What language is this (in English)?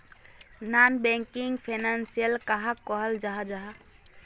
Magahi